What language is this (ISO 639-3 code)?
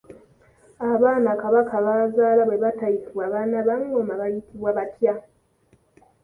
lug